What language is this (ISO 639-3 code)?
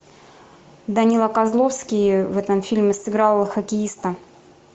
rus